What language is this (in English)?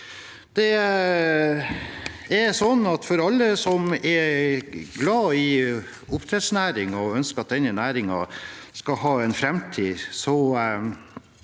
Norwegian